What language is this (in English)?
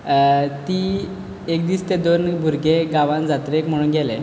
Konkani